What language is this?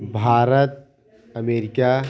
Hindi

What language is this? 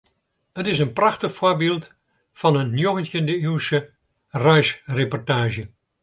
Western Frisian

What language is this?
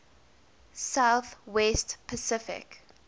English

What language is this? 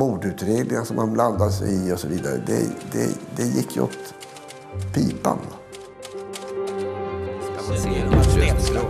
Swedish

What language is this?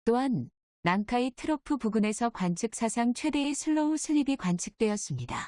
Korean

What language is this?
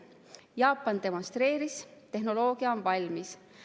Estonian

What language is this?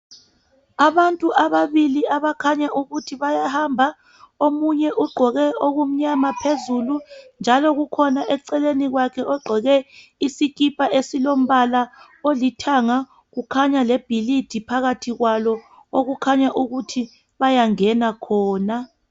North Ndebele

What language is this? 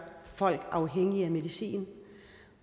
Danish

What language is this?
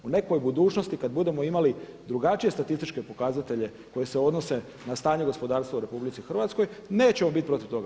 Croatian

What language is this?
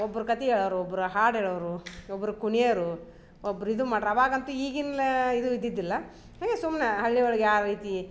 Kannada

